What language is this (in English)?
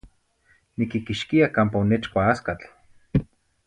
Zacatlán-Ahuacatlán-Tepetzintla Nahuatl